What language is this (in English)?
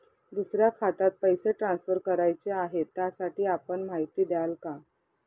Marathi